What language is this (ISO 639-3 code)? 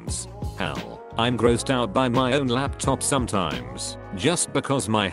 eng